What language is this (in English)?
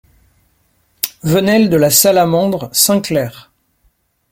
French